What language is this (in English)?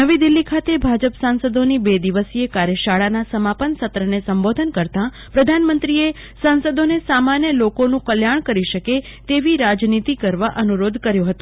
Gujarati